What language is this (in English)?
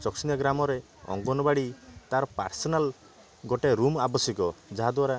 Odia